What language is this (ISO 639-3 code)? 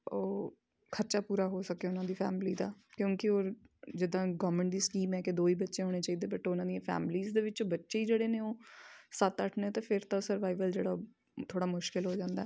pan